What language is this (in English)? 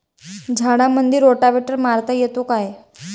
Marathi